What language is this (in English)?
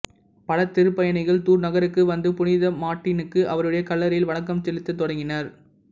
Tamil